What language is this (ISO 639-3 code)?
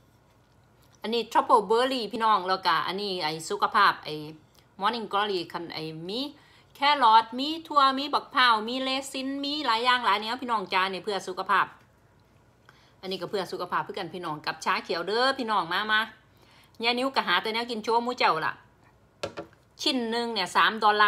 tha